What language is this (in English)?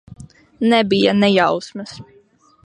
Latvian